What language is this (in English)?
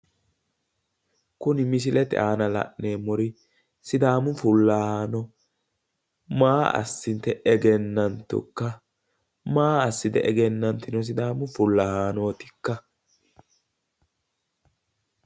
Sidamo